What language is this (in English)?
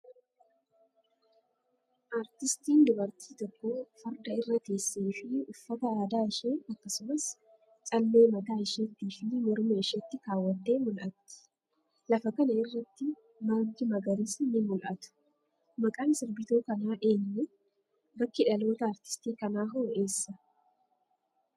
Oromo